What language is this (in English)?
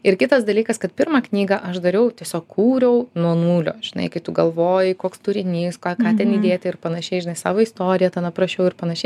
Lithuanian